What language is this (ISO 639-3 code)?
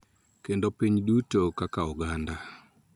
luo